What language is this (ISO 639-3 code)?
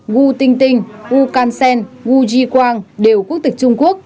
vie